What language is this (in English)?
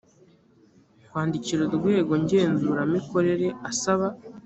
Kinyarwanda